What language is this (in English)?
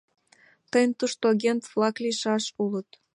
Mari